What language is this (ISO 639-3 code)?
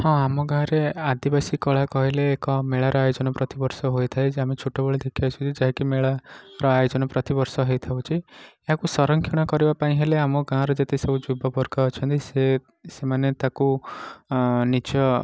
ori